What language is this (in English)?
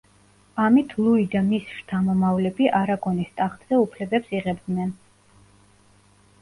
Georgian